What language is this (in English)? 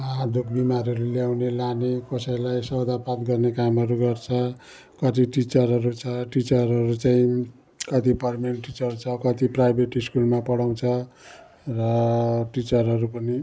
Nepali